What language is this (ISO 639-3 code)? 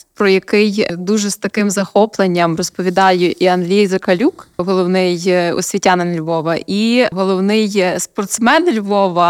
ukr